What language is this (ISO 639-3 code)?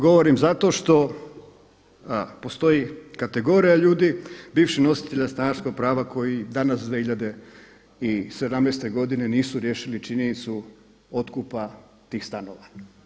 hrv